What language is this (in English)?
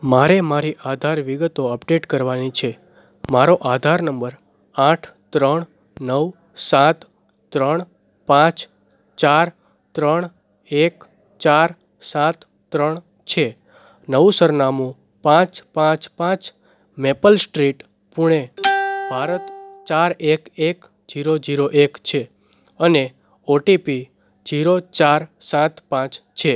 Gujarati